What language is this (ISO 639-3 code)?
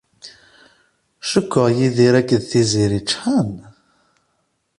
kab